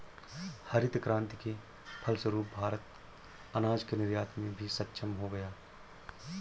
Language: Hindi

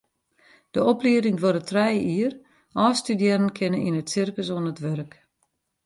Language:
Western Frisian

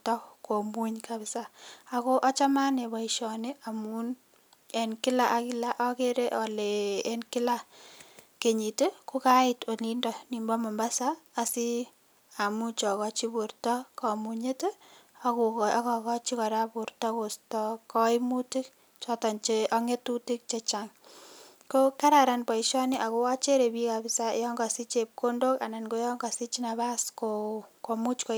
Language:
Kalenjin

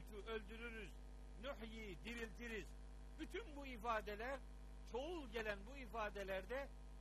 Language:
Turkish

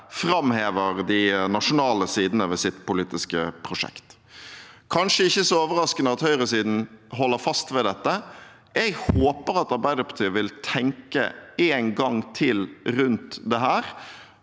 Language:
Norwegian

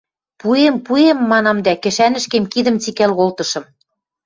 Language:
Western Mari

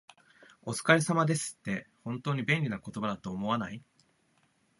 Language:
Japanese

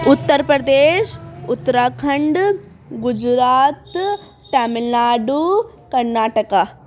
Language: Urdu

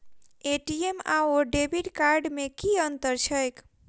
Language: Maithili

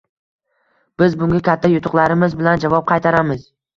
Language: Uzbek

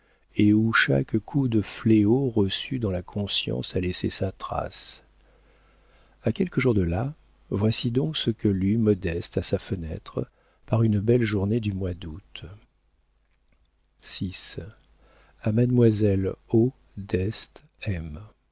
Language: French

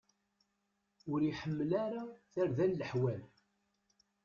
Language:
Kabyle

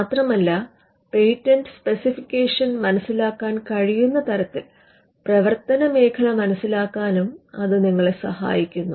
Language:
Malayalam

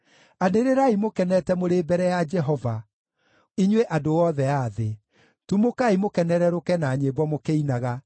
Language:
Kikuyu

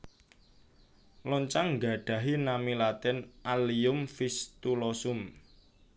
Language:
Javanese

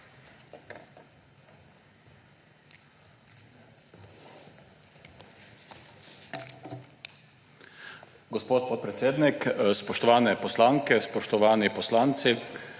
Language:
Slovenian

